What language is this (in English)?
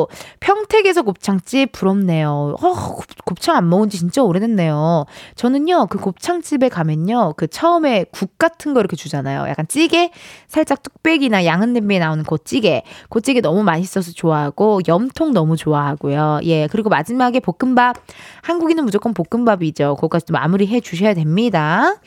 Korean